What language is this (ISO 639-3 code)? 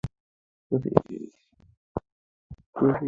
ben